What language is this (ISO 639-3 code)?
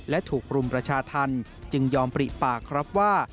tha